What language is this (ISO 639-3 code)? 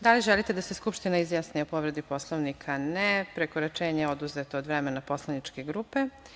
srp